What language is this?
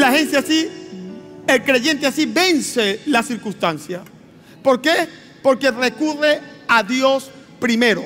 Spanish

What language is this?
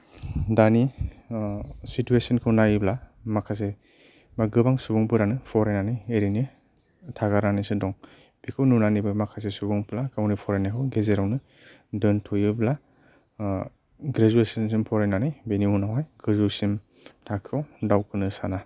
Bodo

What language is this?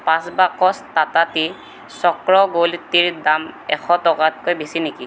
Assamese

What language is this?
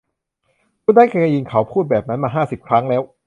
Thai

